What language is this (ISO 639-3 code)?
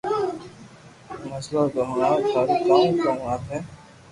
lrk